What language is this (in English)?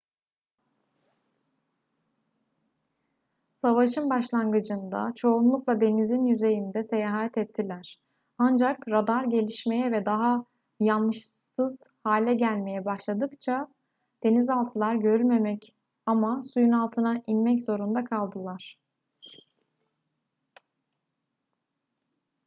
Turkish